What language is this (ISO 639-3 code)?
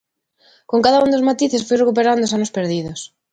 glg